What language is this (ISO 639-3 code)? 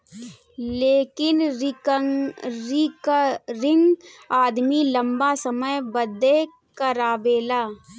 bho